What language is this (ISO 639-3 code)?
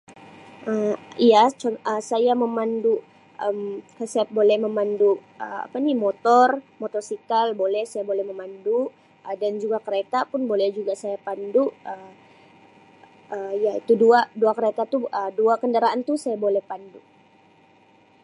msi